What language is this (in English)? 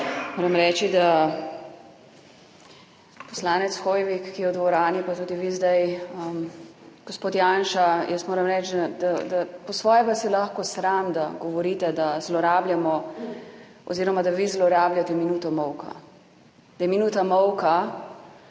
Slovenian